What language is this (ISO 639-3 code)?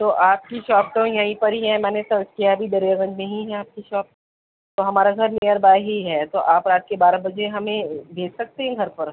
urd